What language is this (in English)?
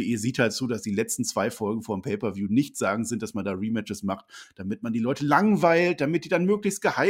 German